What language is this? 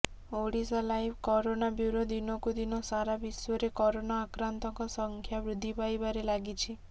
Odia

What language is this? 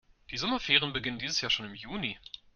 German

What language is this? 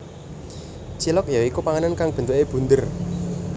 Javanese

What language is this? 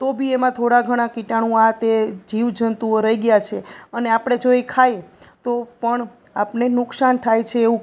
Gujarati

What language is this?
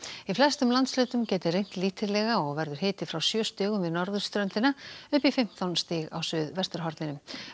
Icelandic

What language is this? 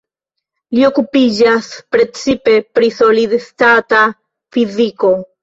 Esperanto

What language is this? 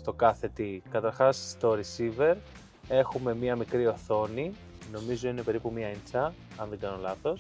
Greek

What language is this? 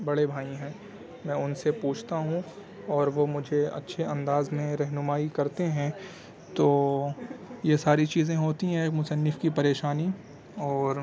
Urdu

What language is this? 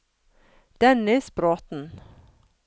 Norwegian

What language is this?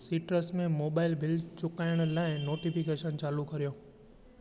Sindhi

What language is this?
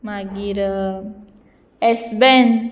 Konkani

